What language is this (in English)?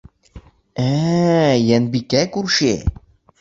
Bashkir